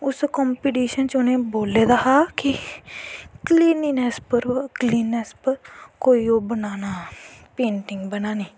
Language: Dogri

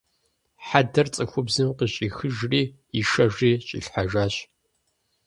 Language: Kabardian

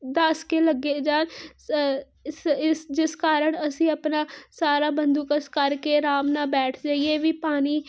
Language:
Punjabi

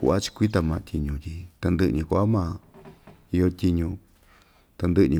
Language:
Ixtayutla Mixtec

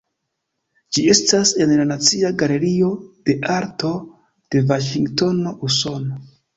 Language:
Esperanto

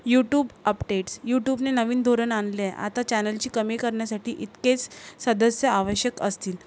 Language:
Marathi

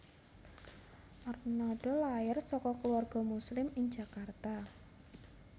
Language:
Javanese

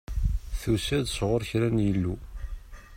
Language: Kabyle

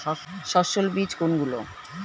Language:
Bangla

